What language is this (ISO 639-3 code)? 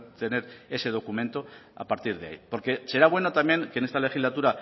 spa